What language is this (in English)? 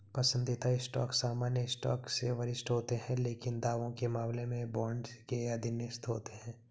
Hindi